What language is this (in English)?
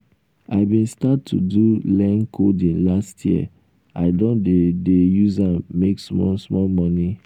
Nigerian Pidgin